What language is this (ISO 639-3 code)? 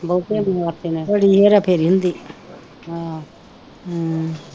pan